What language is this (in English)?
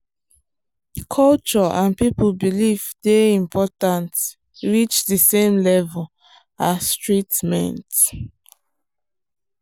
Nigerian Pidgin